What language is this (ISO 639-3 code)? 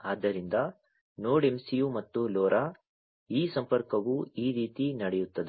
kan